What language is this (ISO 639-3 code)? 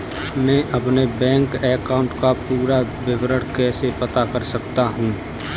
hin